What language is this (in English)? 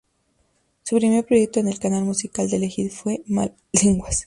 Spanish